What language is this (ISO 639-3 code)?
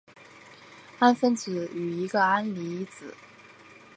zho